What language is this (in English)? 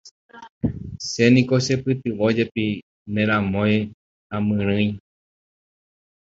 Guarani